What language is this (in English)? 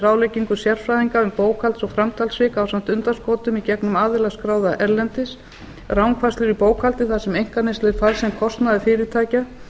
Icelandic